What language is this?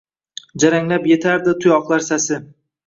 Uzbek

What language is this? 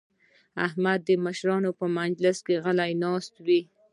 Pashto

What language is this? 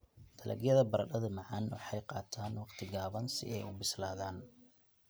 Somali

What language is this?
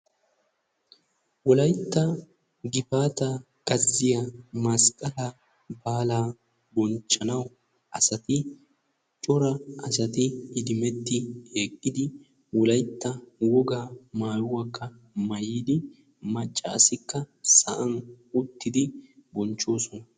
Wolaytta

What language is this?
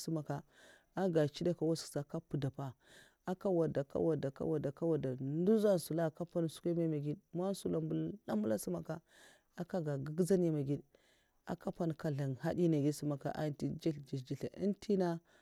Mafa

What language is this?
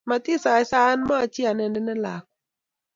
Kalenjin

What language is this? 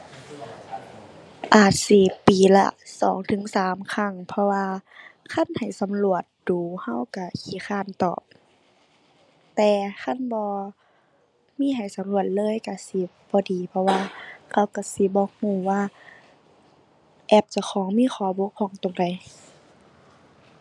Thai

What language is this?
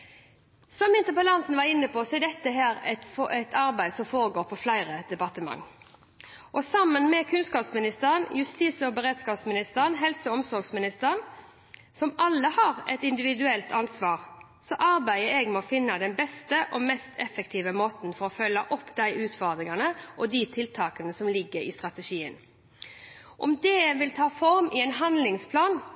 Norwegian Bokmål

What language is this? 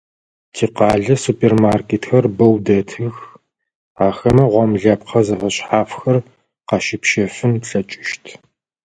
Adyghe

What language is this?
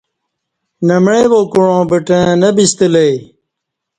Kati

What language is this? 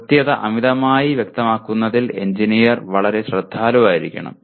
Malayalam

